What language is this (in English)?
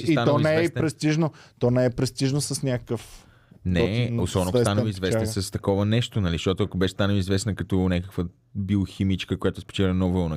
Bulgarian